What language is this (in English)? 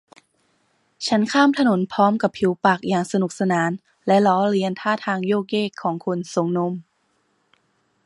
Thai